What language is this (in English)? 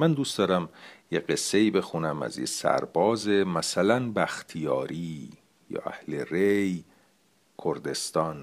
Persian